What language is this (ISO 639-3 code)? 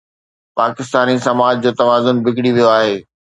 snd